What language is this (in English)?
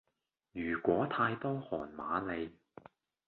Cantonese